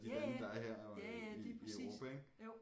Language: Danish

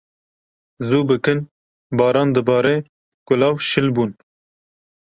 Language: Kurdish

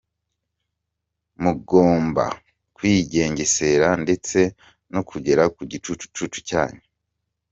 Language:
Kinyarwanda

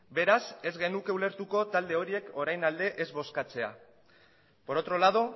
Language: Basque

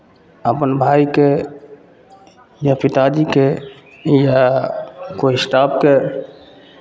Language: Maithili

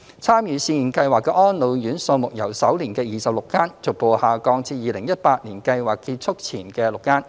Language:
Cantonese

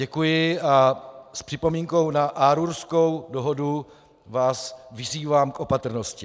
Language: Czech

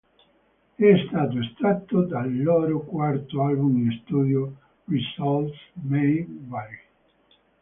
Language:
Italian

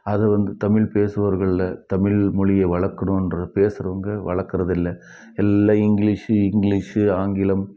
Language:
Tamil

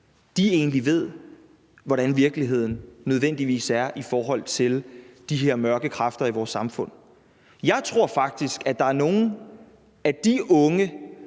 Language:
Danish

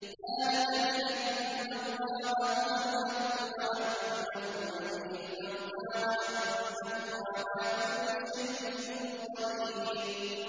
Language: Arabic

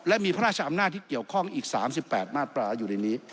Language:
Thai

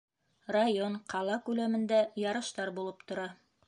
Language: Bashkir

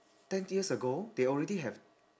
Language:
English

